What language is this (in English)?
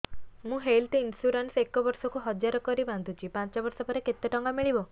Odia